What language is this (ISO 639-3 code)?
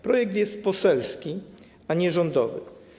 pol